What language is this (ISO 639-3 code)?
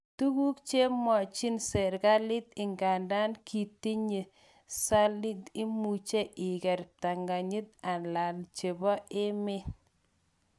kln